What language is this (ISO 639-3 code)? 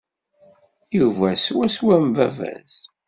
kab